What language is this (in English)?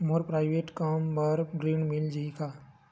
Chhattisgarhi